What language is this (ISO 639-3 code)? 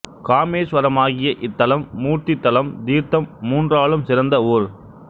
tam